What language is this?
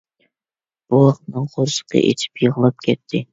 Uyghur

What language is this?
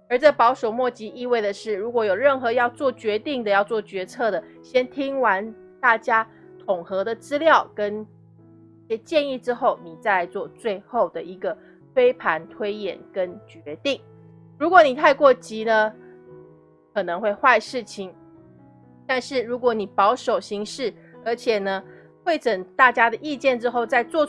Chinese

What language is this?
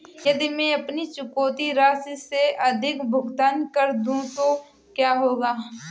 Hindi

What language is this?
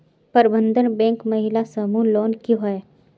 Magahi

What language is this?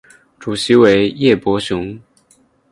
Chinese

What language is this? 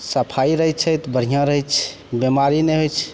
Maithili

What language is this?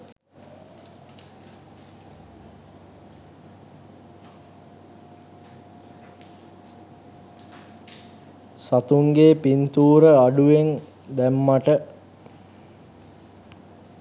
Sinhala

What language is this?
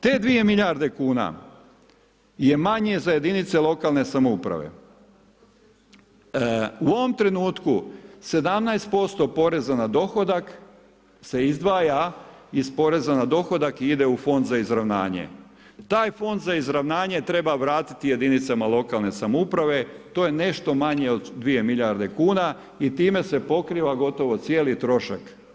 Croatian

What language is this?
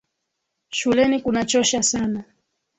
Swahili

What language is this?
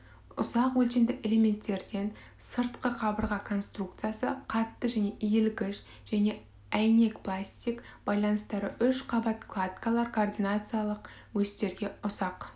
Kazakh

